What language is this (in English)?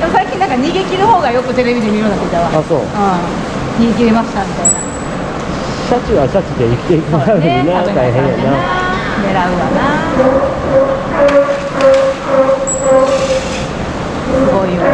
Japanese